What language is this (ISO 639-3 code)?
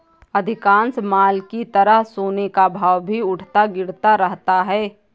hin